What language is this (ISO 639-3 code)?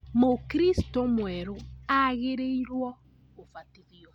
kik